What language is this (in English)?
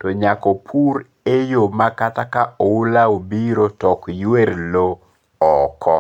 Luo (Kenya and Tanzania)